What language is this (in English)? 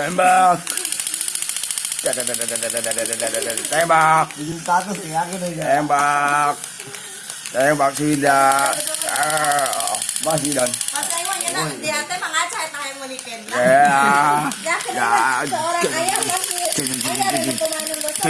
Indonesian